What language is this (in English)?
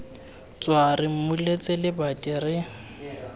Tswana